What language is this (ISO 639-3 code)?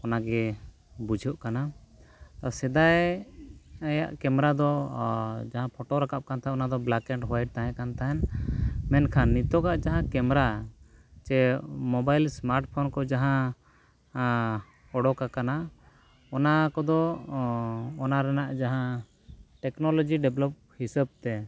sat